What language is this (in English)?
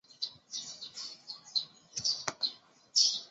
Chinese